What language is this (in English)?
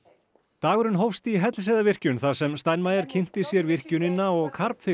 Icelandic